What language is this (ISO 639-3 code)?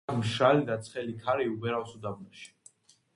kat